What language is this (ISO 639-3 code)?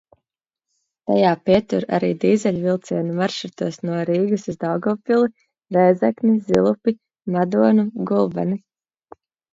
lav